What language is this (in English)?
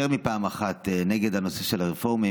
Hebrew